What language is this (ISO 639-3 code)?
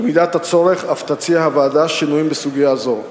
heb